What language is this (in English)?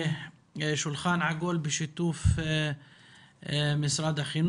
Hebrew